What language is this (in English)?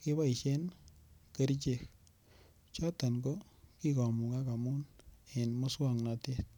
Kalenjin